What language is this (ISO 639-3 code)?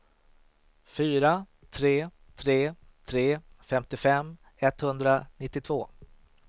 swe